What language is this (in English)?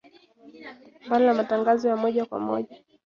Swahili